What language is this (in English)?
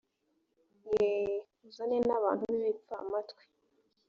Kinyarwanda